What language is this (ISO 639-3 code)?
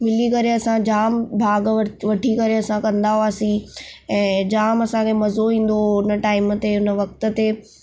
snd